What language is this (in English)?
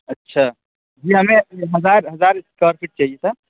Urdu